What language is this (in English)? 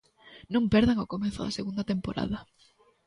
Galician